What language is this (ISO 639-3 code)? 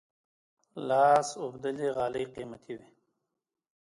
pus